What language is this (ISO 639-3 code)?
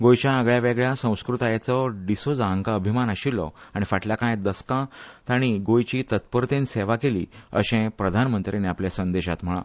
kok